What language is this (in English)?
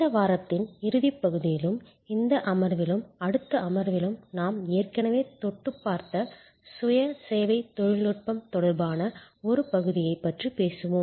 Tamil